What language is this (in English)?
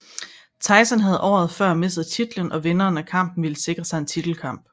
Danish